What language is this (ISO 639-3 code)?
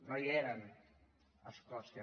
cat